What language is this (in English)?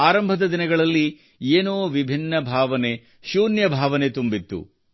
Kannada